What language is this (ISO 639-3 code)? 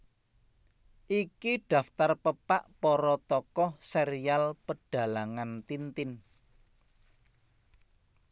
jav